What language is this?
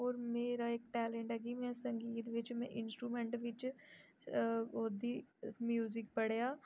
Dogri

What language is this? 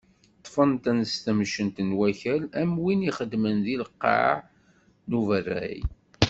Kabyle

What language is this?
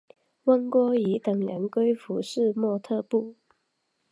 Chinese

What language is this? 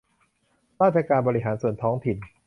Thai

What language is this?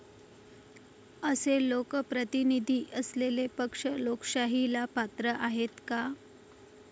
Marathi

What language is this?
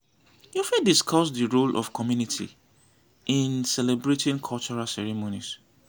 Nigerian Pidgin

